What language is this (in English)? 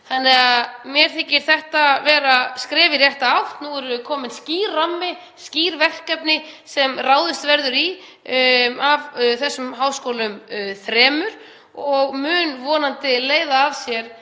Icelandic